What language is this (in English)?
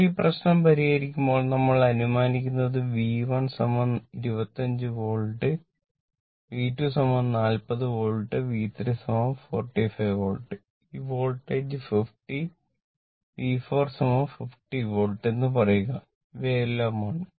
Malayalam